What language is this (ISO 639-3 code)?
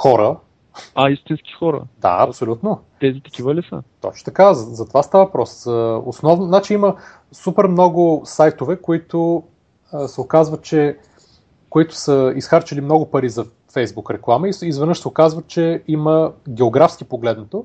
bul